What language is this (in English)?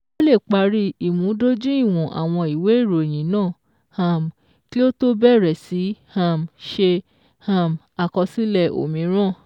Yoruba